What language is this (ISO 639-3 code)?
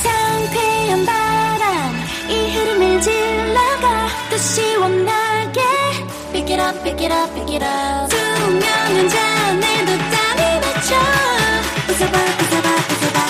kor